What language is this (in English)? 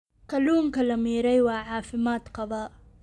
Somali